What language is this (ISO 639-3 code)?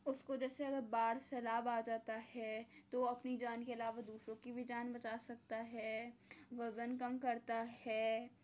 urd